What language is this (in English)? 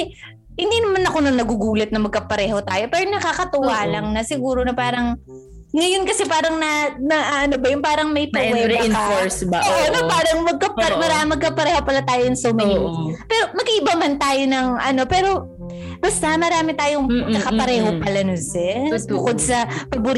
Filipino